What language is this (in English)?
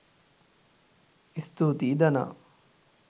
Sinhala